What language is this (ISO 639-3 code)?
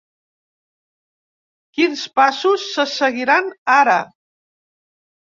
cat